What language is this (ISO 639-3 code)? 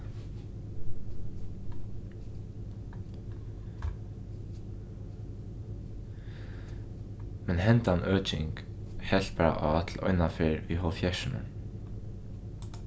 fao